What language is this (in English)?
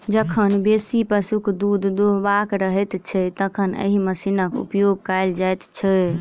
Maithili